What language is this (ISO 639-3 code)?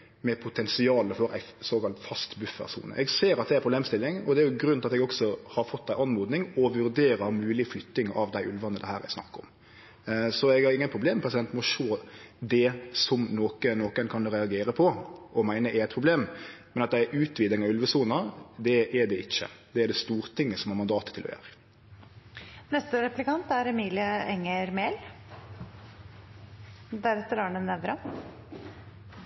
nno